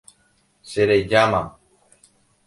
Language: Guarani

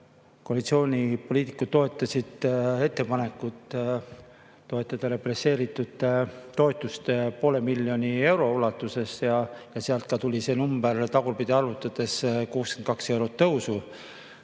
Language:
Estonian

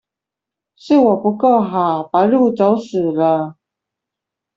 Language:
Chinese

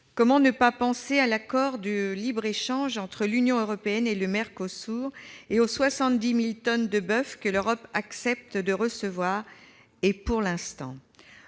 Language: French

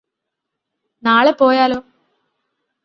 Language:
Malayalam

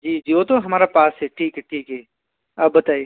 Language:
Hindi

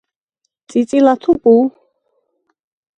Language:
Georgian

